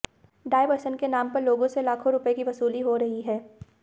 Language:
Hindi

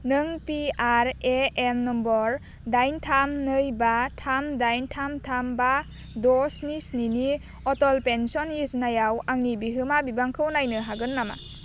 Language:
Bodo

